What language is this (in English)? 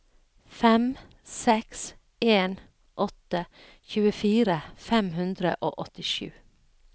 Norwegian